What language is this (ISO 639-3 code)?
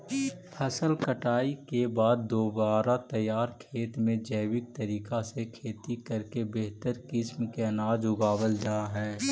mag